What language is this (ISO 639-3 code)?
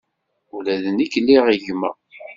kab